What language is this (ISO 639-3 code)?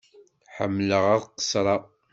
kab